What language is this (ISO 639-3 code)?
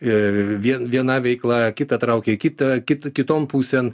lit